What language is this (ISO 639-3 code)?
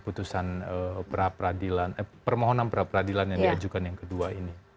ind